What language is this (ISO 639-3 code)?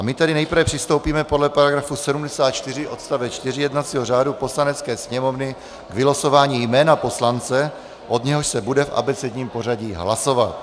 ces